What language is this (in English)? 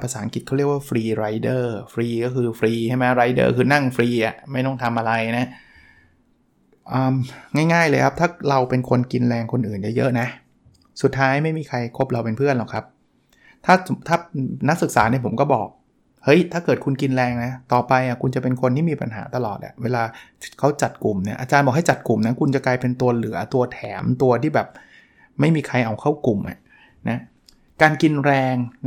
Thai